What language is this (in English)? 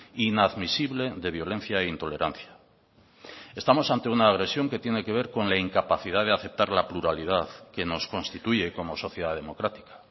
Spanish